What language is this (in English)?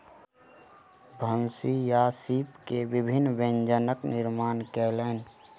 Maithili